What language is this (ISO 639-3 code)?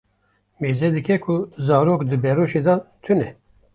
kur